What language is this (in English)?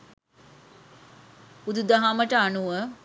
Sinhala